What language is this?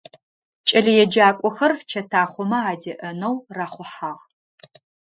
Adyghe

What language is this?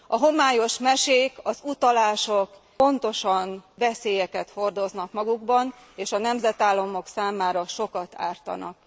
Hungarian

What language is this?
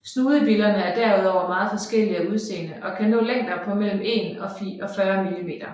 Danish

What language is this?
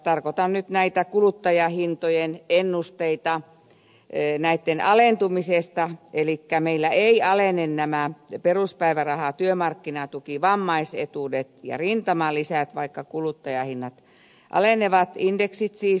Finnish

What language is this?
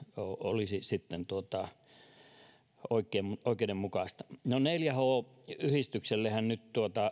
Finnish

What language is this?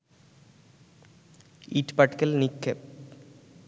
Bangla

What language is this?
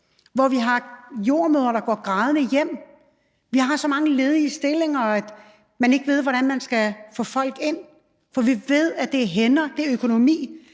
Danish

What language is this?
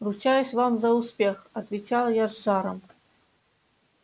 Russian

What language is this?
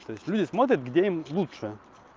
Russian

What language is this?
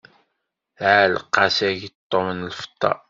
Kabyle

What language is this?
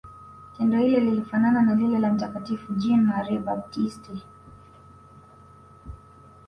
Swahili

